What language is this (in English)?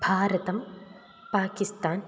Sanskrit